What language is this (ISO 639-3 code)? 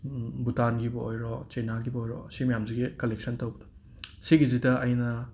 mni